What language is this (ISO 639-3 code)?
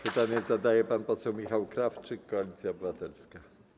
pol